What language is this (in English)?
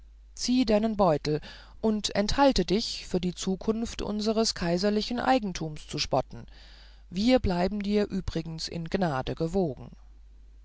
German